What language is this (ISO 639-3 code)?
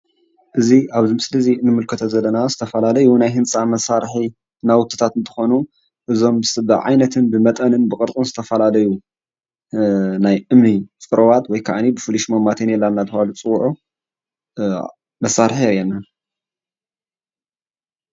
tir